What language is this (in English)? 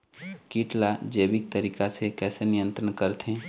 Chhattisgarhi